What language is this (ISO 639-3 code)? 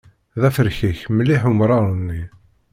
kab